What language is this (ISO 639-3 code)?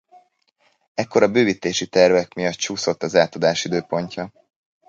hun